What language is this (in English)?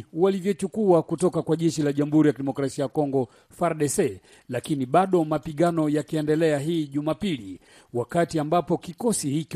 Swahili